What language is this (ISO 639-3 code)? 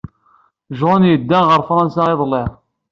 kab